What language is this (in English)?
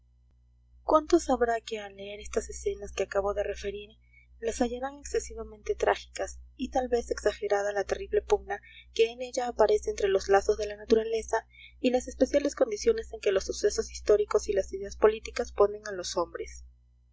Spanish